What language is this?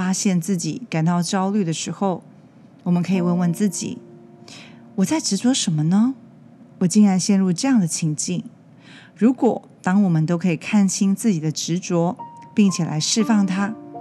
Chinese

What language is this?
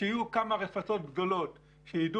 Hebrew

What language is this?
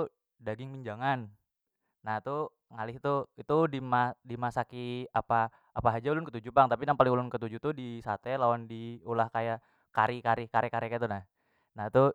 Banjar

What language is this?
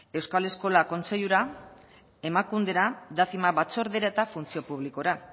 Basque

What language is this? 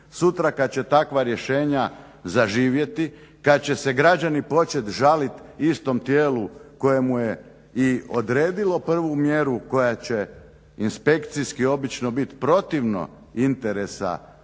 Croatian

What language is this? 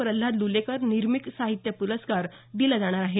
Marathi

